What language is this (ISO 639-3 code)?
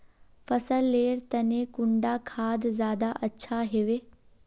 mag